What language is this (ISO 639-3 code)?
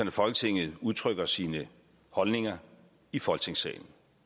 dan